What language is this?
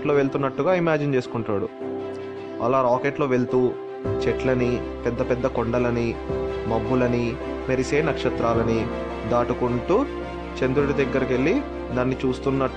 Telugu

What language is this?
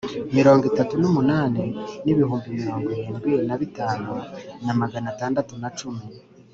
Kinyarwanda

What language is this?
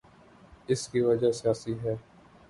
Urdu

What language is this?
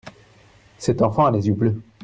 French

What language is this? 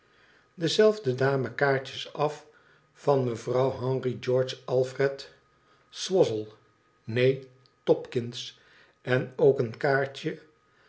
Dutch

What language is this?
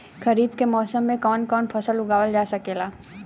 Bhojpuri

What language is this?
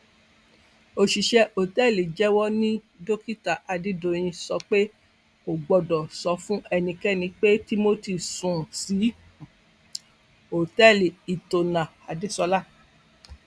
Yoruba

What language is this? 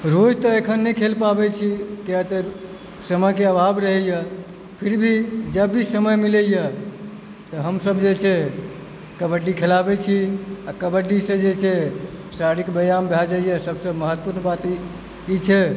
Maithili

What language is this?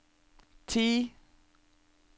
Norwegian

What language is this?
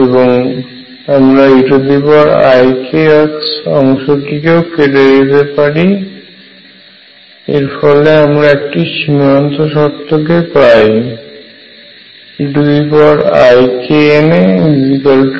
Bangla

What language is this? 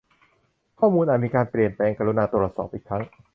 Thai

